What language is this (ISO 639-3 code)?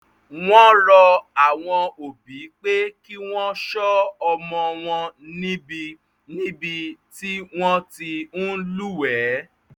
yor